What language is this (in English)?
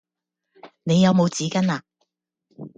Cantonese